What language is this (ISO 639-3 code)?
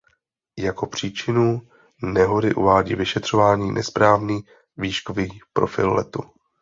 ces